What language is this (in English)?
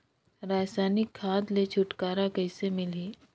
Chhattisgarhi